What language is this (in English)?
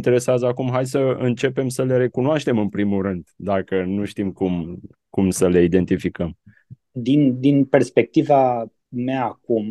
Romanian